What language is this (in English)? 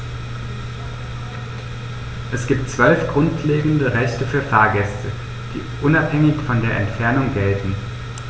German